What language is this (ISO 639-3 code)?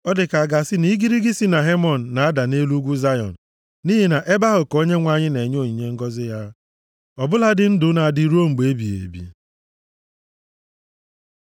ibo